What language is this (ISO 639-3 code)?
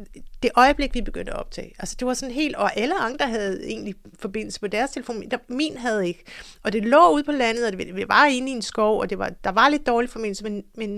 dan